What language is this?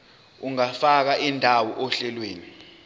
Zulu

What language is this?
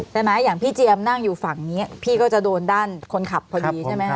Thai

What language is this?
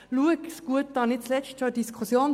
Swiss German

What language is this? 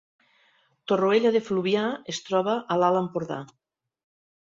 Catalan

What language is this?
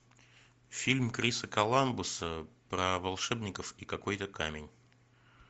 Russian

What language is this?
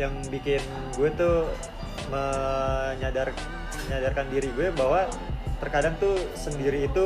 Indonesian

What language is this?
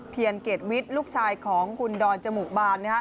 Thai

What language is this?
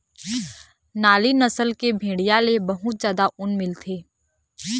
Chhattisgarhi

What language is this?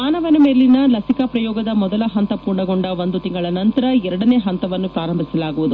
Kannada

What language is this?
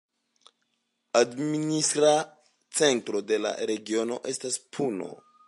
Esperanto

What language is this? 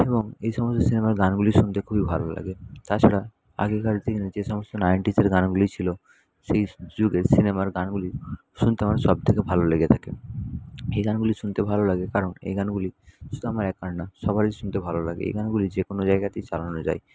Bangla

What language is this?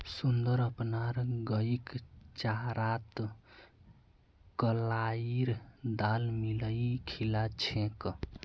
Magahi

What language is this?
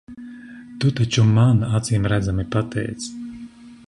Latvian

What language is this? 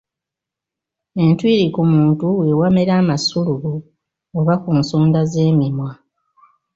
Ganda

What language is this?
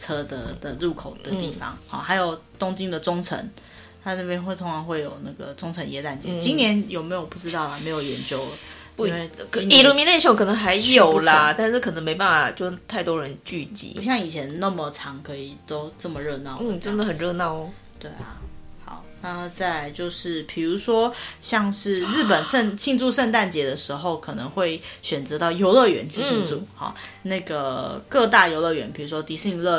Chinese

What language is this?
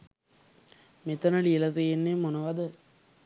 Sinhala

